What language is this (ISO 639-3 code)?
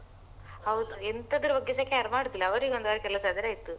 kan